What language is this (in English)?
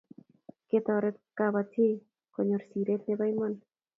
Kalenjin